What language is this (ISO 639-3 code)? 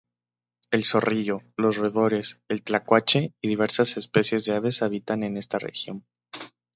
spa